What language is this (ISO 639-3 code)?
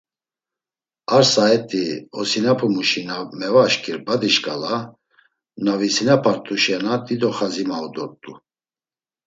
lzz